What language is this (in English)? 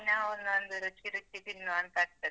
Kannada